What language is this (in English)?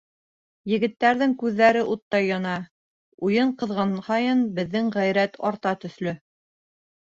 Bashkir